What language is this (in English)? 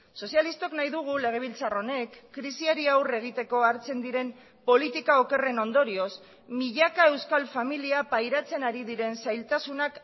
Basque